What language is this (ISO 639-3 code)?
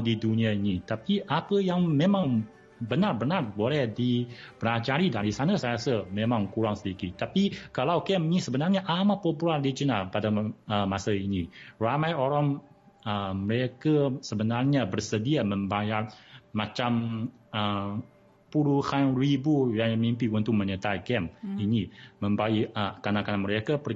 msa